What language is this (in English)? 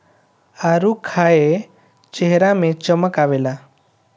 Bhojpuri